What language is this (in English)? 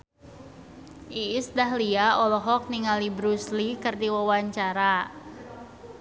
Sundanese